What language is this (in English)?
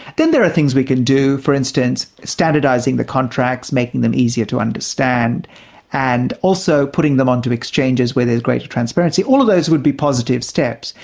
English